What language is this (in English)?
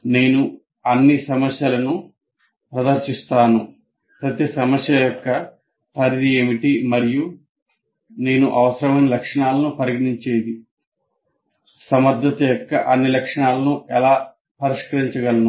Telugu